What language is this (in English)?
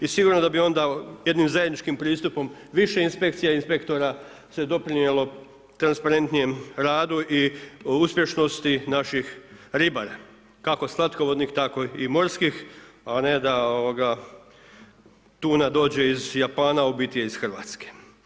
Croatian